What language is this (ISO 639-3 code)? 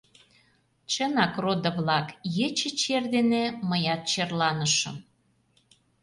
chm